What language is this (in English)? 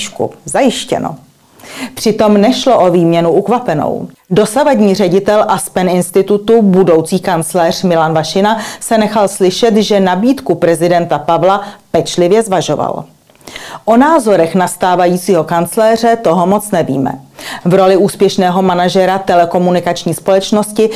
Czech